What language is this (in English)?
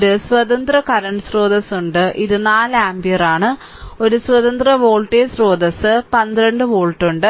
Malayalam